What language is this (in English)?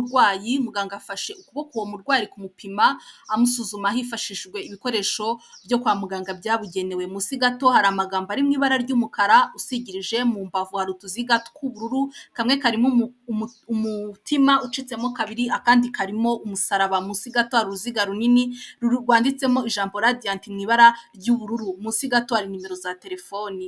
Kinyarwanda